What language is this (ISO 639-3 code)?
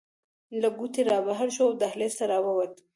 pus